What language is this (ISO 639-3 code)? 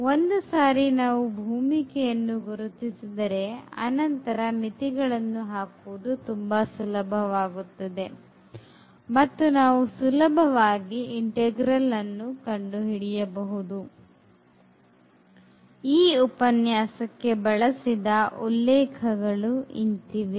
kan